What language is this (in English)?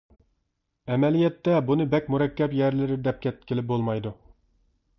Uyghur